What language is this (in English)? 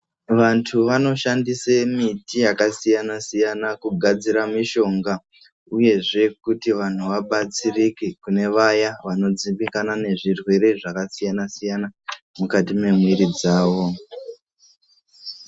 Ndau